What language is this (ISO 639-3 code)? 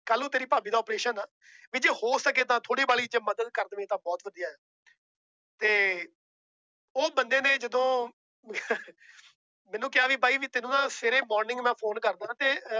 pan